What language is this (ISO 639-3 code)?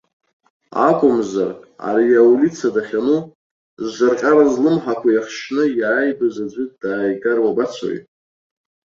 abk